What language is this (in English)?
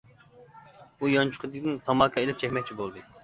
Uyghur